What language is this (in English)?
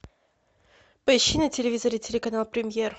Russian